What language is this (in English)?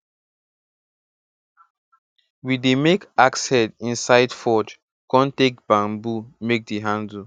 Nigerian Pidgin